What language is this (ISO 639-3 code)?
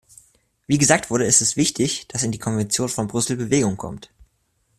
deu